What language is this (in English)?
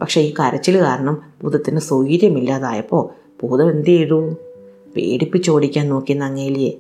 Malayalam